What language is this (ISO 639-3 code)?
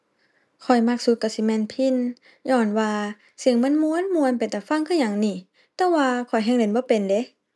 tha